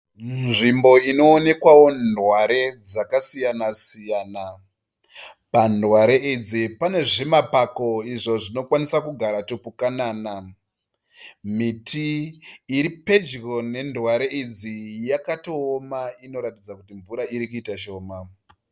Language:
Shona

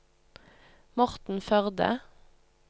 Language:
Norwegian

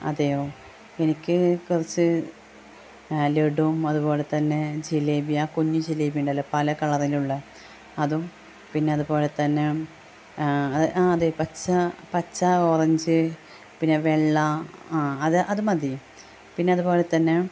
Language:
Malayalam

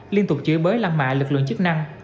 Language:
Vietnamese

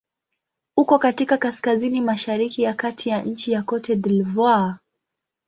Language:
Swahili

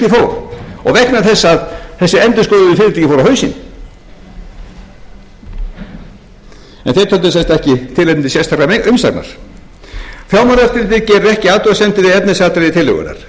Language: Icelandic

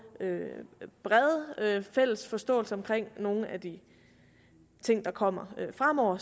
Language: Danish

